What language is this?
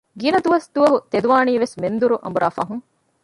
Divehi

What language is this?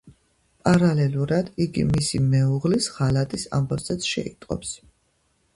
Georgian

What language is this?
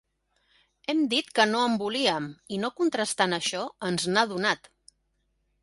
Catalan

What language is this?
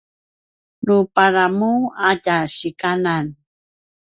Paiwan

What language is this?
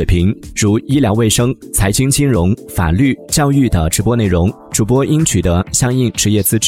Chinese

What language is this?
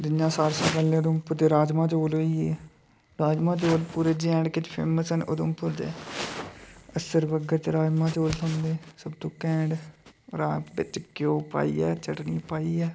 Dogri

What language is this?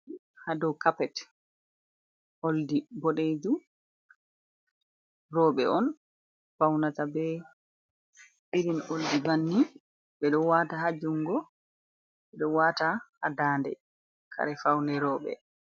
Fula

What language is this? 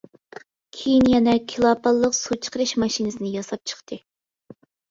Uyghur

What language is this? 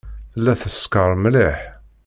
Kabyle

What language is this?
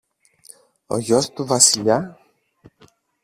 Greek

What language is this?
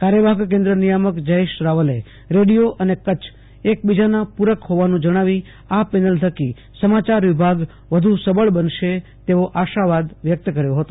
Gujarati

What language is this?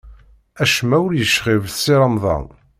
Kabyle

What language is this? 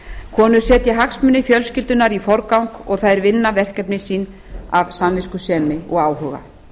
Icelandic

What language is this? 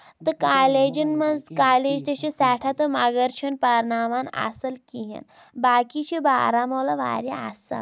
Kashmiri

